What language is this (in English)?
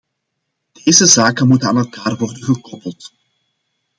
Dutch